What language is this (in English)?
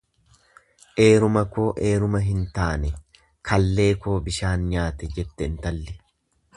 Oromo